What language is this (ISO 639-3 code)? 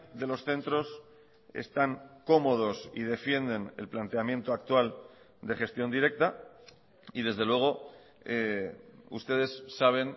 spa